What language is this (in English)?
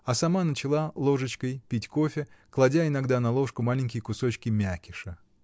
Russian